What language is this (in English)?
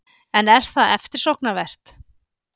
Icelandic